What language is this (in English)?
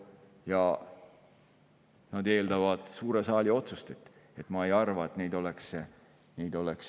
Estonian